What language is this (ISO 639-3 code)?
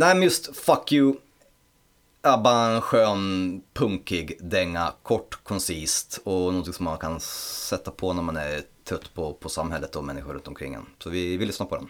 swe